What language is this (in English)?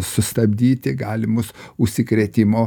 Lithuanian